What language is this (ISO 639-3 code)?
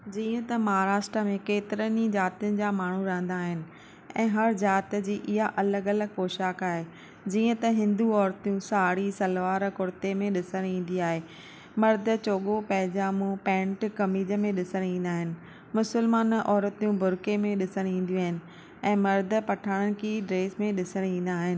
snd